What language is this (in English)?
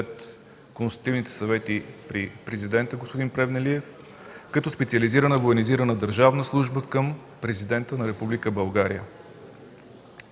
Bulgarian